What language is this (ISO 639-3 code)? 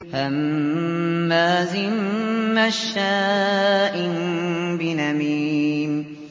ara